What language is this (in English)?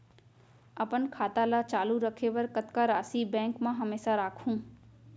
Chhattisgarhi